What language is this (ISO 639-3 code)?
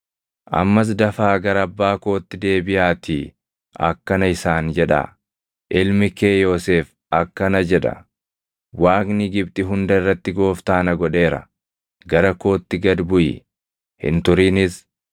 orm